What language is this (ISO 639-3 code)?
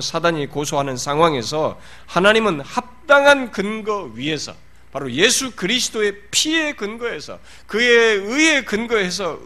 kor